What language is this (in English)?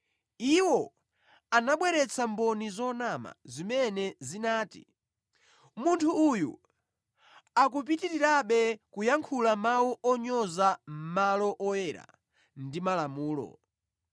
Nyanja